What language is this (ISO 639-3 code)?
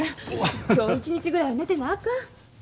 jpn